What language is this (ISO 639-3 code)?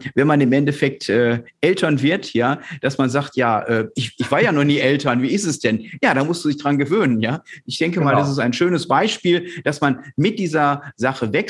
deu